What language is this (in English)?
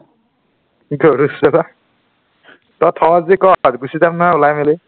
Assamese